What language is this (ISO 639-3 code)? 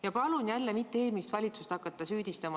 est